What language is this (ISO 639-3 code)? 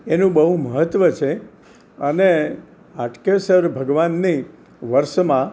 guj